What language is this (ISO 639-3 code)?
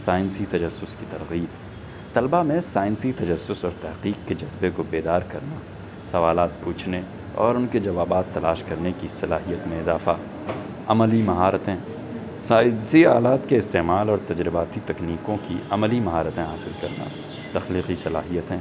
urd